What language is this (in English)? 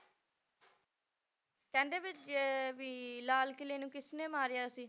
Punjabi